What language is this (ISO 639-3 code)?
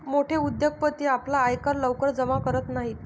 mar